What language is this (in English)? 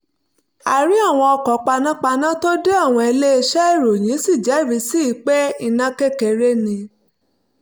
Yoruba